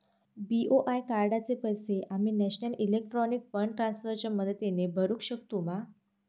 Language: Marathi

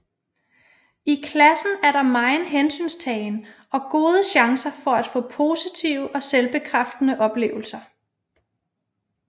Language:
Danish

